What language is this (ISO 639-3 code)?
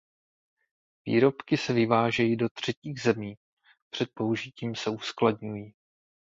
ces